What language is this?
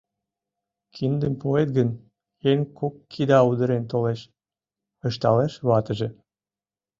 Mari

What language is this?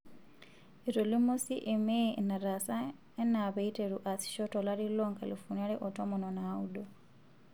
Masai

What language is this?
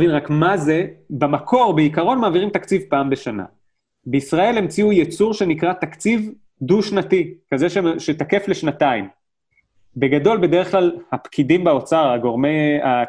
Hebrew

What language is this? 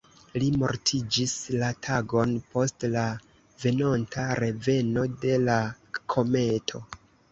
Esperanto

